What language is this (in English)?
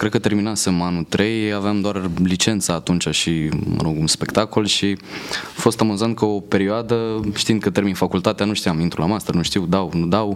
Romanian